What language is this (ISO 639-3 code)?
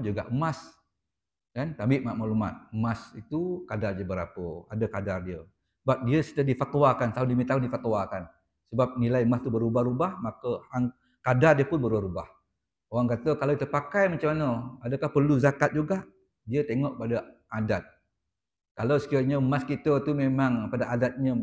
msa